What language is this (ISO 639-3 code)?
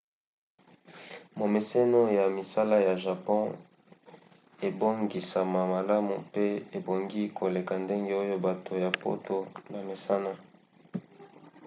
lin